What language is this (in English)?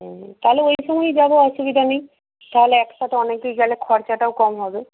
Bangla